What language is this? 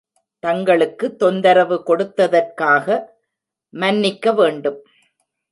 Tamil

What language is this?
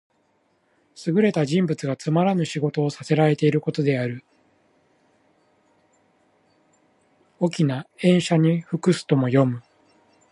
Japanese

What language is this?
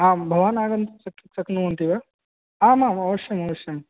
Sanskrit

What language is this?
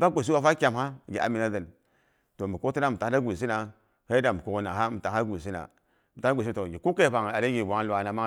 Boghom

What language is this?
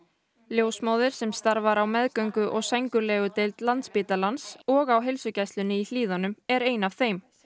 Icelandic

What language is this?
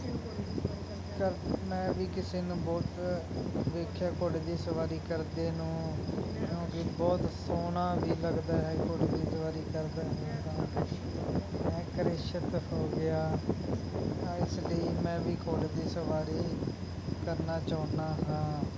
Punjabi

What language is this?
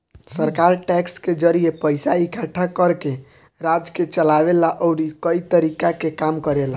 Bhojpuri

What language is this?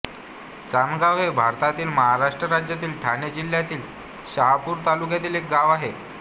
Marathi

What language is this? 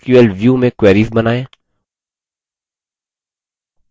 Hindi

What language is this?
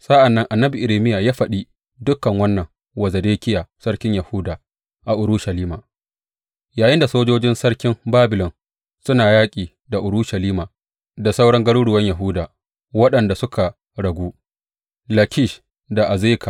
Hausa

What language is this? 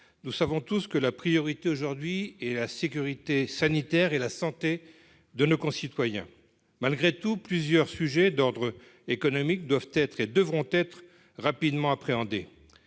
French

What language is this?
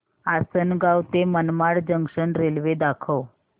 Marathi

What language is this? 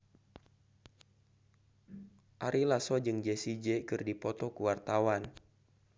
Sundanese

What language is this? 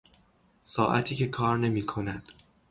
Persian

